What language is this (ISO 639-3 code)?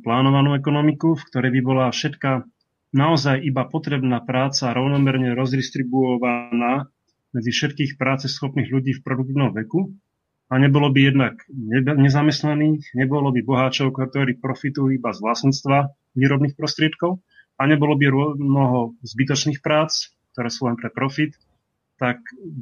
slk